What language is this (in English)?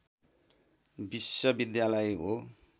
Nepali